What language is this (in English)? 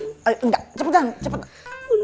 Indonesian